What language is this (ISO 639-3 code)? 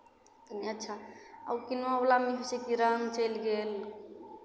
mai